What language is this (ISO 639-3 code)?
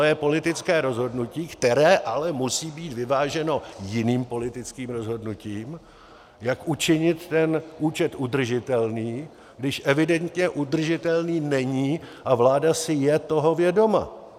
ces